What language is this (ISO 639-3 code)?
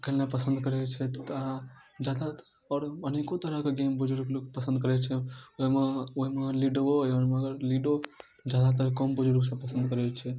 mai